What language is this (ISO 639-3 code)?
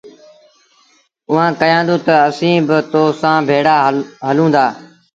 sbn